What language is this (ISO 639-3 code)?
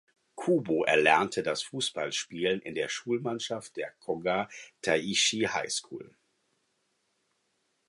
deu